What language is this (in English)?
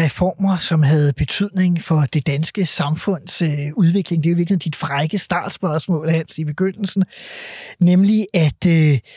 Danish